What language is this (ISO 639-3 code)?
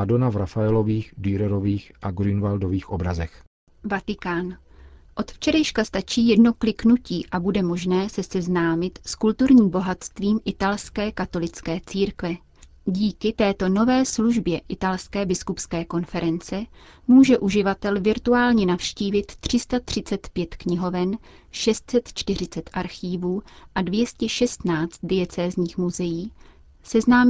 ces